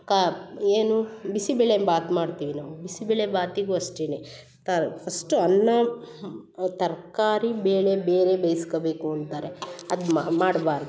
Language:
Kannada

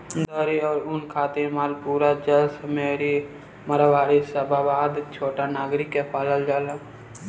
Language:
Bhojpuri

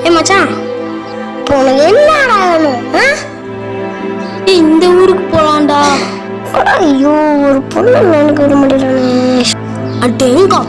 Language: Indonesian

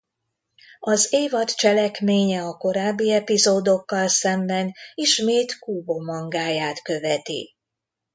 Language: Hungarian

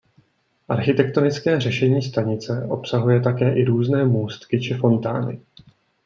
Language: Czech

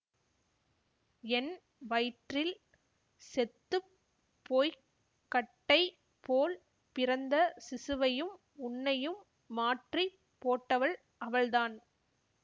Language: Tamil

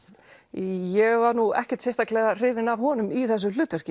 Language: Icelandic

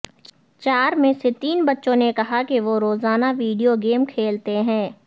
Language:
Urdu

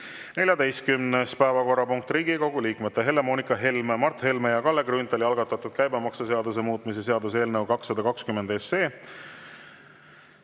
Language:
Estonian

